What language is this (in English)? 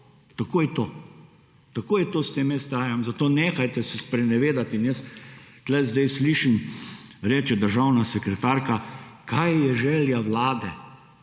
Slovenian